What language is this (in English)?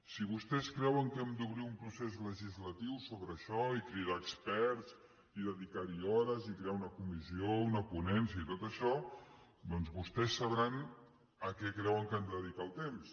Catalan